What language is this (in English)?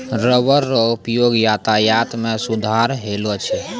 Maithili